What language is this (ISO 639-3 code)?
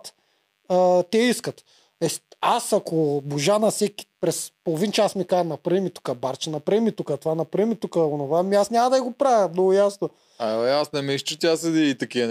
bul